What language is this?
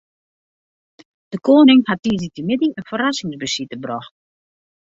Western Frisian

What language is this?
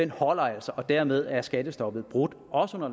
Danish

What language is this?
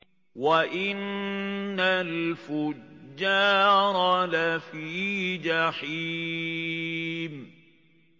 Arabic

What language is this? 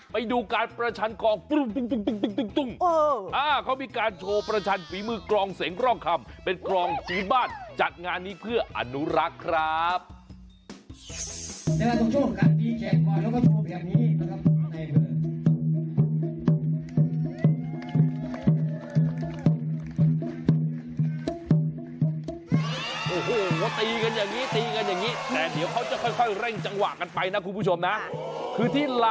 Thai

